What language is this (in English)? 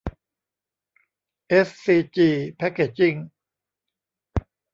Thai